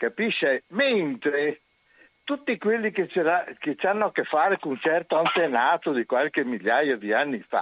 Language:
Italian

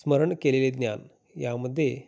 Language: Marathi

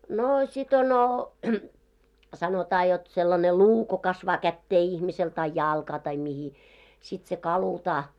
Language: Finnish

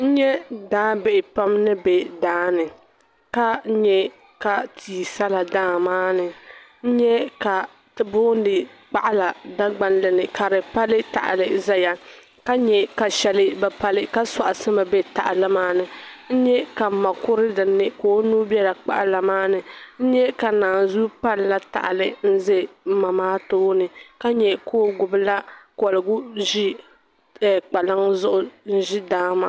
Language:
Dagbani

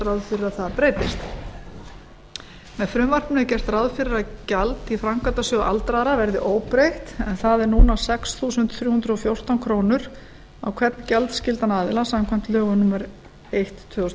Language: Icelandic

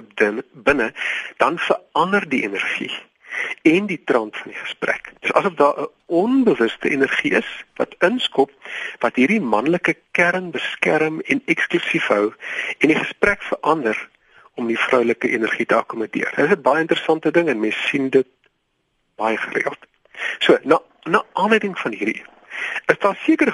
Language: Dutch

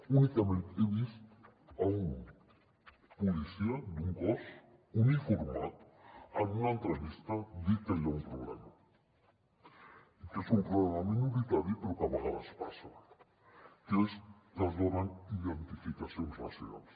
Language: Catalan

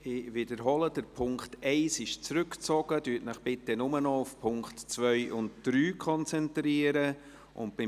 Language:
Swiss German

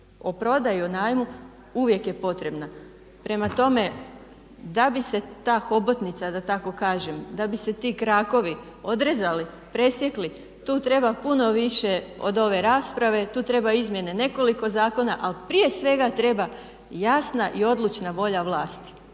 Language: Croatian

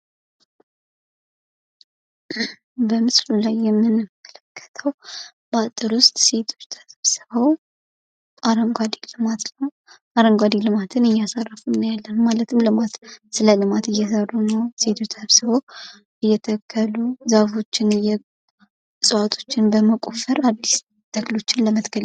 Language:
Amharic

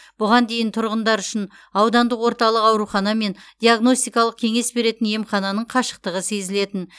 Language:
Kazakh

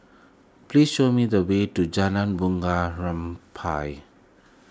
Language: English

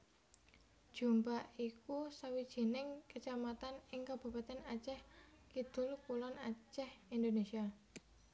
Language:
Javanese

